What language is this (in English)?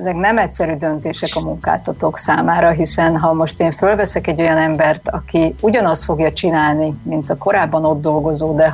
Hungarian